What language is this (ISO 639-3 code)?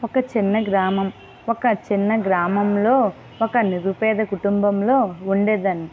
tel